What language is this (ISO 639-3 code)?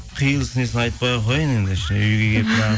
kaz